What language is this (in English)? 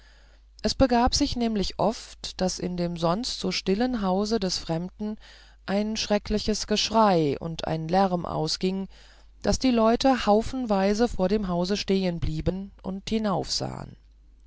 German